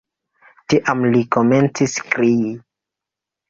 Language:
Esperanto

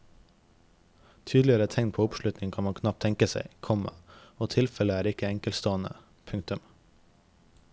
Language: Norwegian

